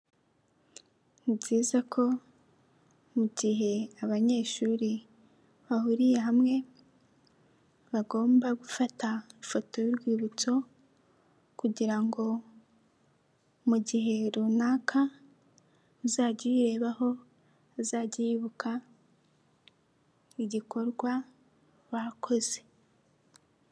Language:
Kinyarwanda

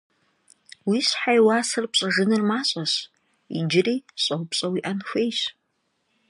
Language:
Kabardian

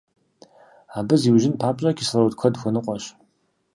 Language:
Kabardian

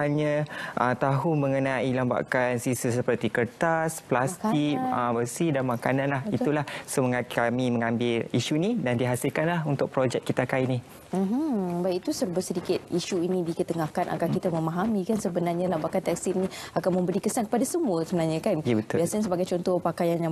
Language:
Malay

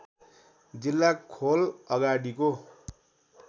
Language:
Nepali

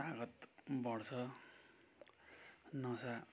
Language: Nepali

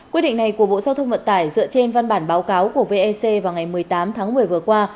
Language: Vietnamese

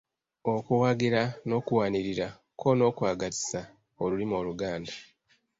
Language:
Ganda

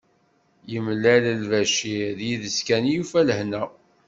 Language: Kabyle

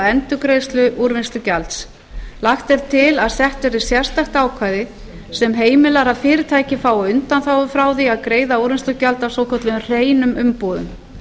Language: Icelandic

